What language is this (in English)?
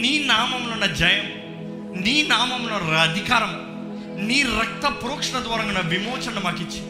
Telugu